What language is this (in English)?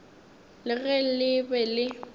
Northern Sotho